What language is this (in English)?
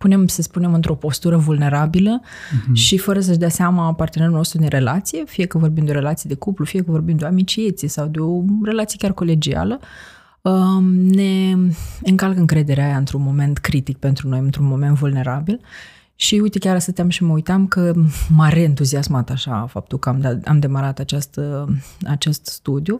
Romanian